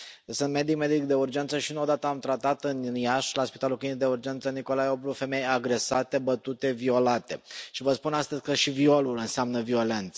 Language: Romanian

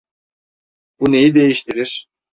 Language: Turkish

